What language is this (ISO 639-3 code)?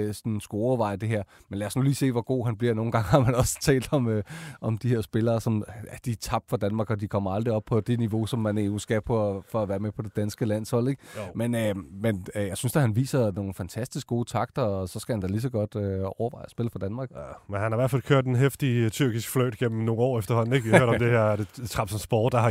dan